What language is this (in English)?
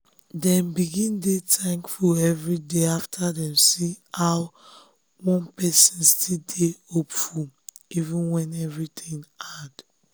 Nigerian Pidgin